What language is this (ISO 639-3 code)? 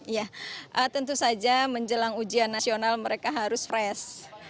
ind